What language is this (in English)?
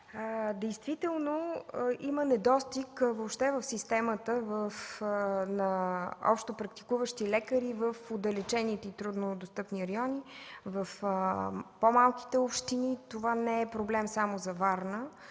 Bulgarian